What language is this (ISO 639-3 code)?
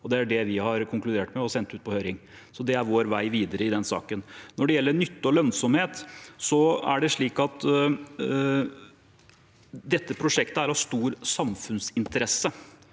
nor